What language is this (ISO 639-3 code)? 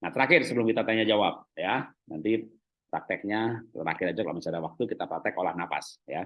ind